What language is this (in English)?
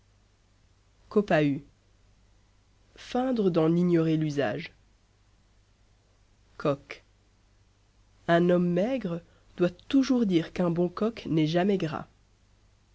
French